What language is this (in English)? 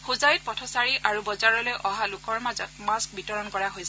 Assamese